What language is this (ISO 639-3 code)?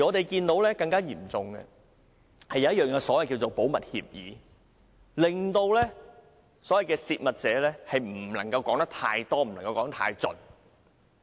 yue